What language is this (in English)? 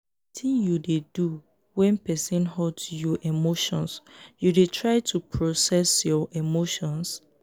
Nigerian Pidgin